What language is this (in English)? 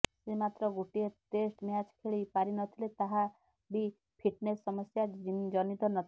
Odia